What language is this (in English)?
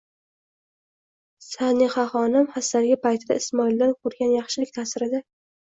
Uzbek